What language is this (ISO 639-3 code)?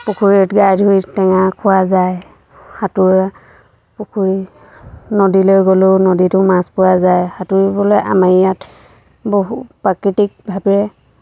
asm